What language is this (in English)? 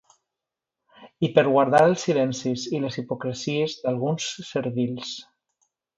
Catalan